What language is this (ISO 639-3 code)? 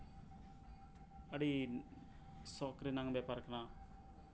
sat